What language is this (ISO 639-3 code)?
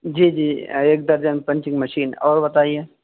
urd